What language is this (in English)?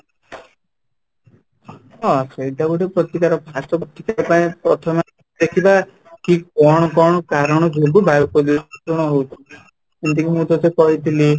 Odia